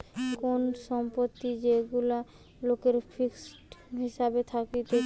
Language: Bangla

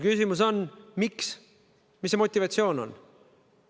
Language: Estonian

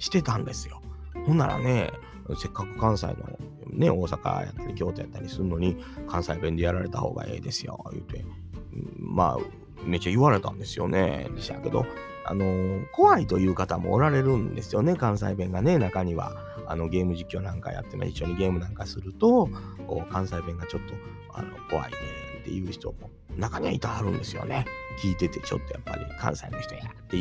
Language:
Japanese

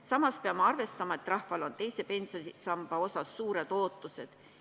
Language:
Estonian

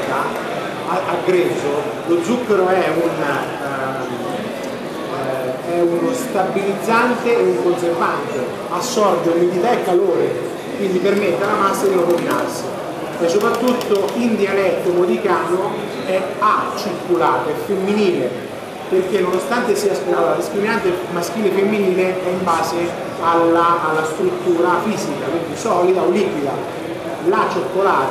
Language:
Italian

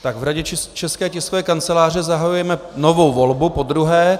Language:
Czech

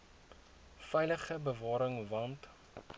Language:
Afrikaans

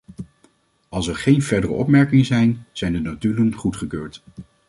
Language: Dutch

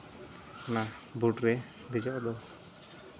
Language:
Santali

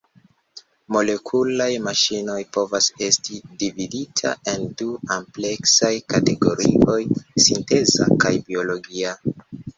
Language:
Esperanto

